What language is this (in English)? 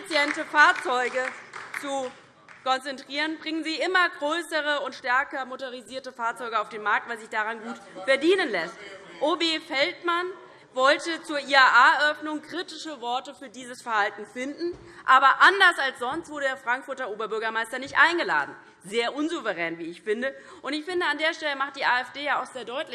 German